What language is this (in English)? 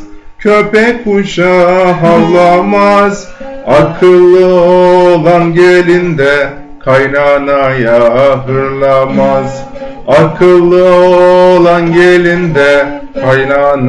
Turkish